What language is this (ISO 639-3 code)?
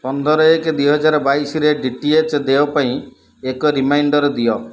ori